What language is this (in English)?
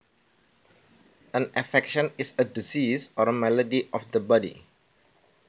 Javanese